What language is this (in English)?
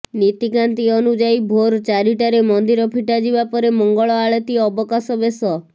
Odia